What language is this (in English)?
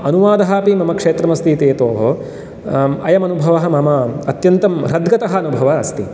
Sanskrit